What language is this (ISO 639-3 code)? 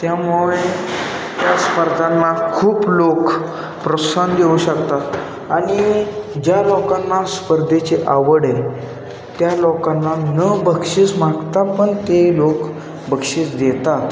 mar